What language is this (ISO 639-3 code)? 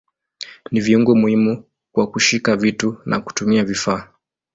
swa